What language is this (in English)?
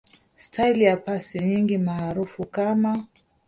Swahili